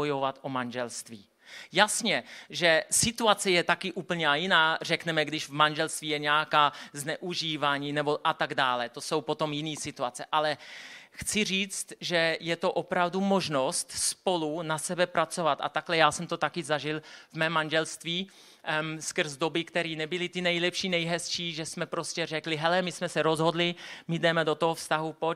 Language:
Czech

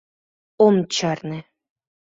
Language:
Mari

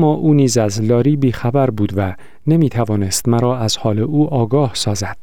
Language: Persian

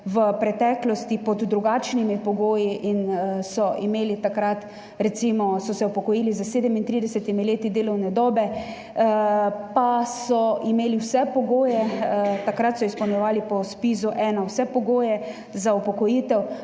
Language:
Slovenian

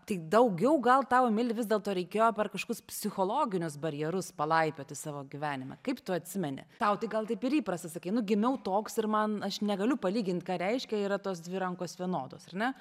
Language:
Lithuanian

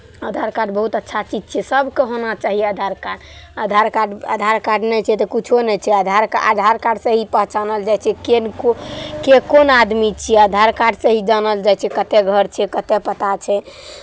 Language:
Maithili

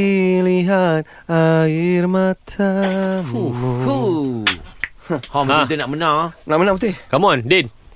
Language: Malay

